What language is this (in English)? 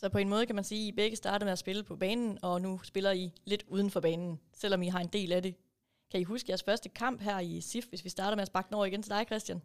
Danish